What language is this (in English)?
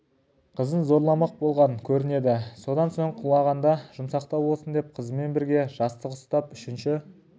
Kazakh